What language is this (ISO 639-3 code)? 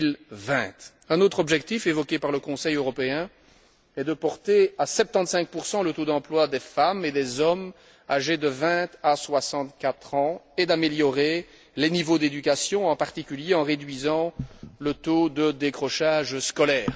fra